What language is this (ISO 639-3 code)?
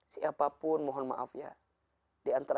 ind